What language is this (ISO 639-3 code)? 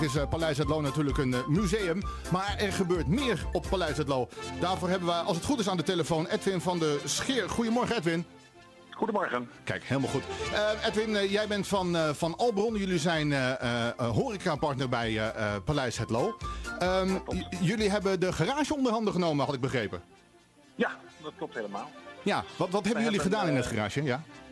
nld